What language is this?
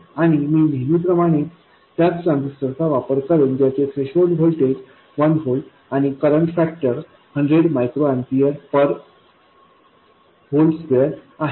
Marathi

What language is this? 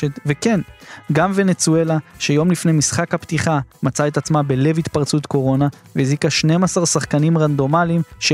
Hebrew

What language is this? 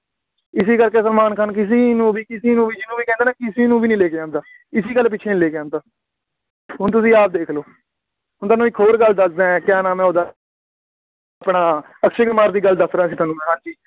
Punjabi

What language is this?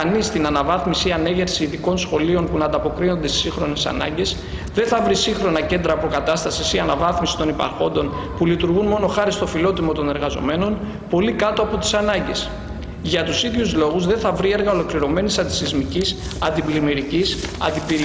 Greek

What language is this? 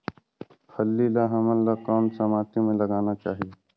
Chhattisgarhi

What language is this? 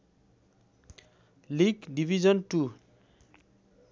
Nepali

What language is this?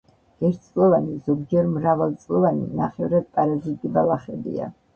Georgian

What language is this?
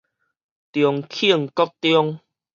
Min Nan Chinese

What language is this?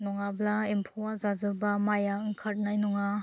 Bodo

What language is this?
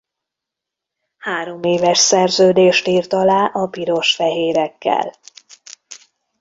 Hungarian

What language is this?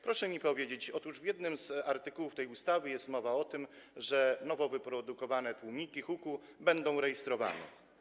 Polish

